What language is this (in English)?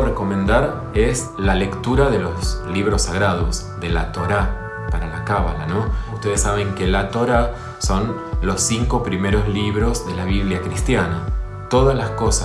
Spanish